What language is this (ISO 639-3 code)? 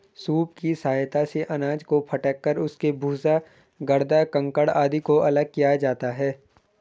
hin